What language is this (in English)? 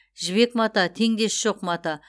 Kazakh